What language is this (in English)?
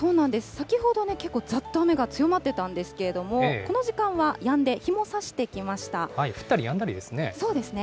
Japanese